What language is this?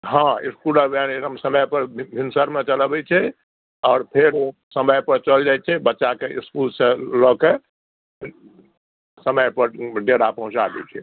Maithili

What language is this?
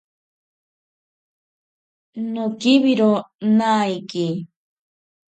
Ashéninka Perené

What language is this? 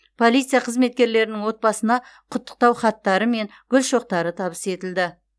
Kazakh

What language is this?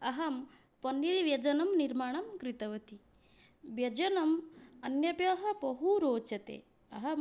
Sanskrit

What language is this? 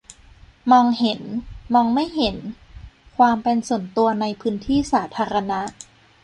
Thai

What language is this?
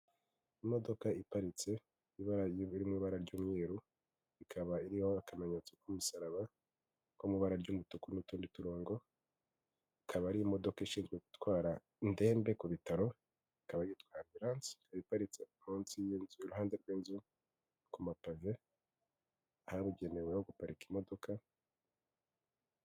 Kinyarwanda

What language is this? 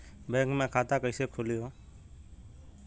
Bhojpuri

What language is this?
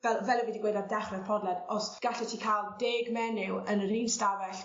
Welsh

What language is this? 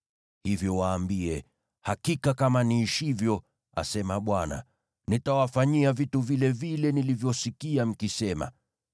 Swahili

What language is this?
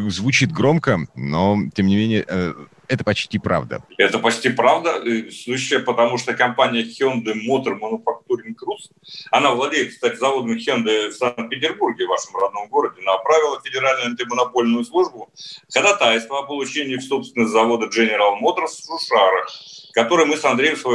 Russian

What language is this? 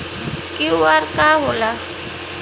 Bhojpuri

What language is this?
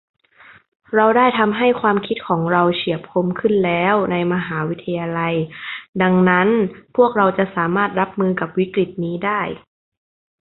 Thai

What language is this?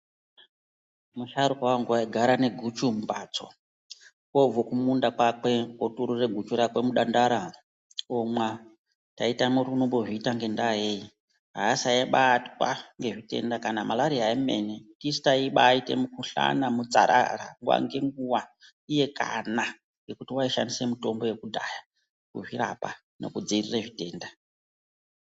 Ndau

